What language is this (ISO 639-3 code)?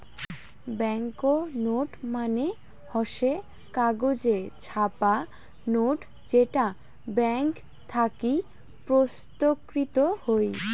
ben